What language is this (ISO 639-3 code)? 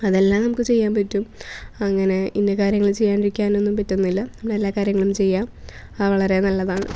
mal